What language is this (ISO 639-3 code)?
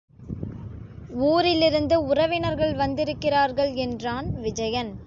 tam